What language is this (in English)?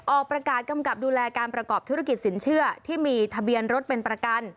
Thai